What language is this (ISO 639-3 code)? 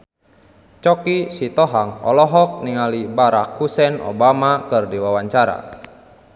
sun